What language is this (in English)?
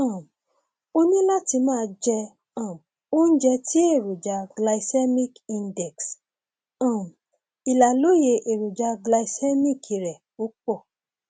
Yoruba